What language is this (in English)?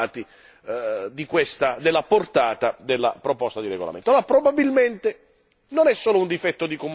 Italian